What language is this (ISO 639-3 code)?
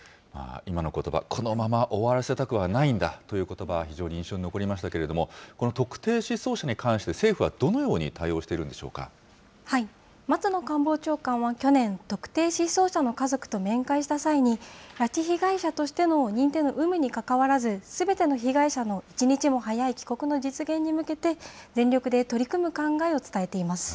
jpn